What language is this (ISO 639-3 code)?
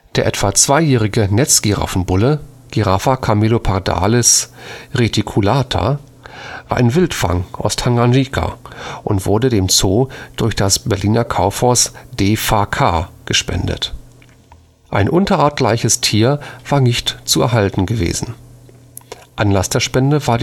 deu